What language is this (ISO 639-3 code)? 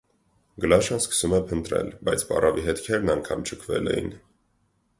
hye